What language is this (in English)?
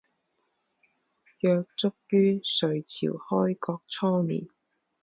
Chinese